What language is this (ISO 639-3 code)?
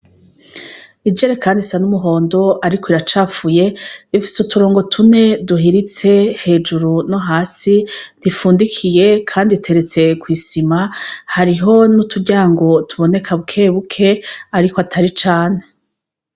run